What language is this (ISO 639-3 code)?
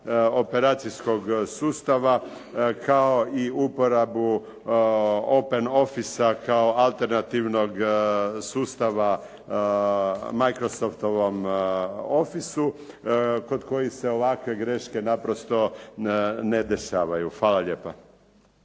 hrv